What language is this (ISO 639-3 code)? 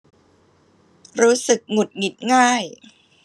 tha